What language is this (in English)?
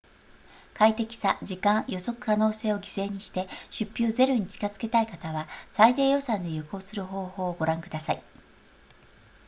Japanese